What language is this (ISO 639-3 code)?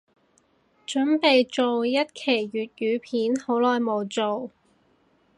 yue